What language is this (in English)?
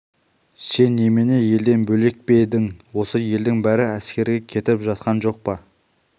Kazakh